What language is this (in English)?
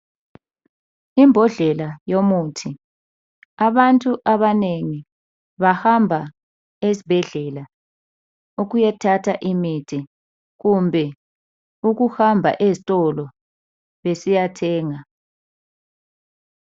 North Ndebele